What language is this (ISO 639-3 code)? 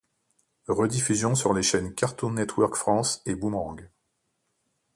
fra